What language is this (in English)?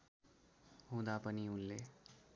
Nepali